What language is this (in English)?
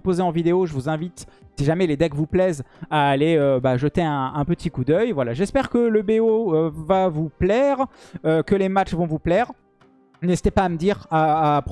French